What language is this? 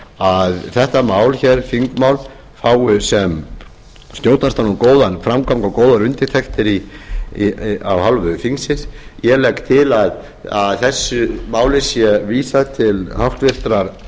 Icelandic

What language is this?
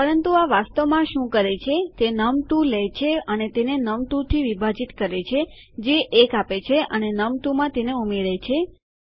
Gujarati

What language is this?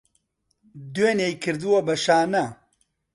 Central Kurdish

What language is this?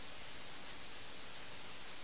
Malayalam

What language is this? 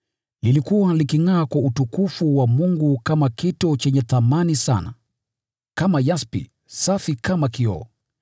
Swahili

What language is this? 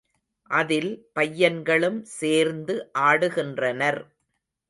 Tamil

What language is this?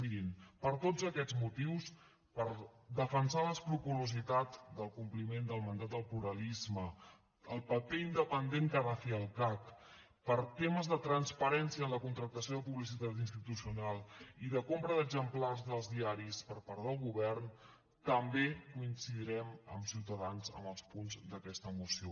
Catalan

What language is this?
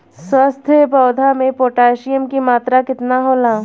Bhojpuri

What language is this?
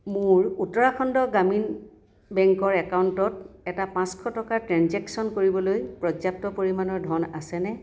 Assamese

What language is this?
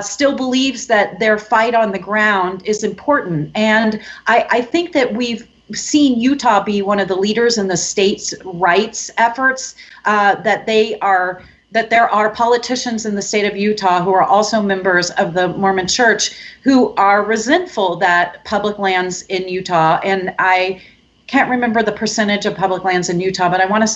English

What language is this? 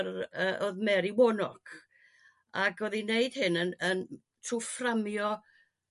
Welsh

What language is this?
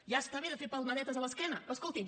Catalan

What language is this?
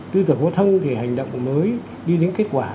Vietnamese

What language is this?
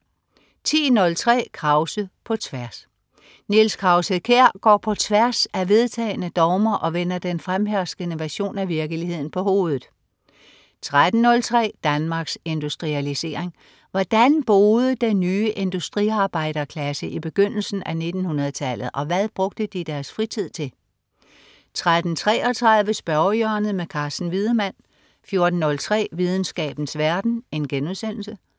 Danish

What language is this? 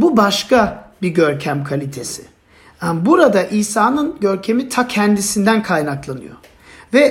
Turkish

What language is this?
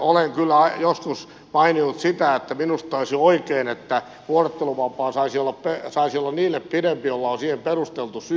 Finnish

